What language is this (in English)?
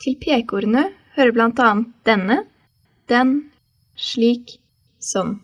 Norwegian